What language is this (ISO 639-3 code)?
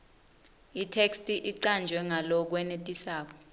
ssw